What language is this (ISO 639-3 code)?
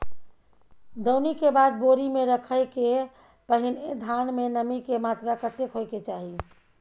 mai